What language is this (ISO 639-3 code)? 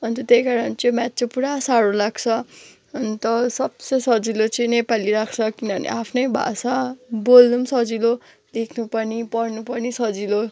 nep